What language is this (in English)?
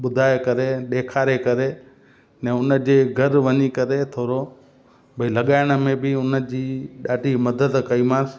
Sindhi